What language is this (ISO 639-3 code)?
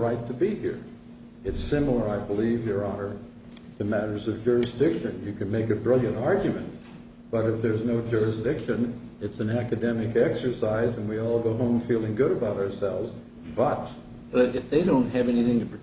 eng